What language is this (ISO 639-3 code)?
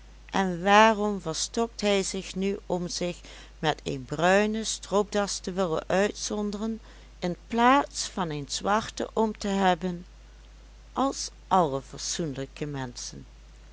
nld